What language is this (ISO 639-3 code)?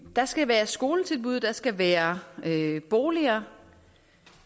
dan